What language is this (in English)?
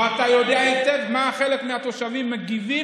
Hebrew